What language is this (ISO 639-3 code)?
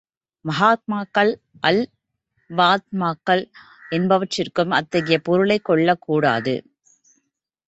tam